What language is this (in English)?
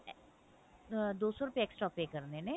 Punjabi